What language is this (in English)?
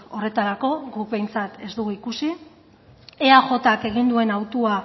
Basque